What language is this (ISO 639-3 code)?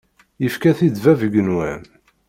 kab